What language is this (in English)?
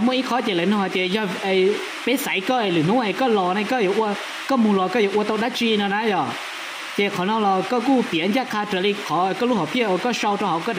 Thai